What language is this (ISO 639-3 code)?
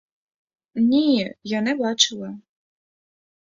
ukr